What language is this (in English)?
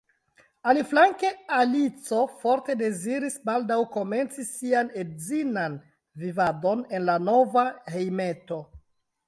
Esperanto